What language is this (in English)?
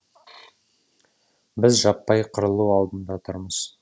Kazakh